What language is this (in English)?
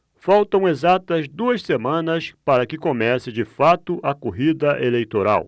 Portuguese